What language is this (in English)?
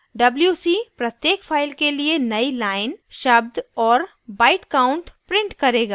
Hindi